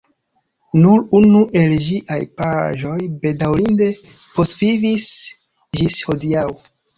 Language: Esperanto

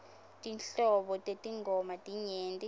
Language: Swati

